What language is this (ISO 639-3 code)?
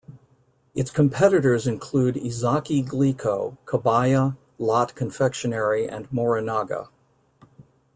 eng